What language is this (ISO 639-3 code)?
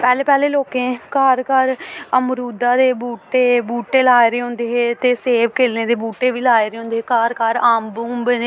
doi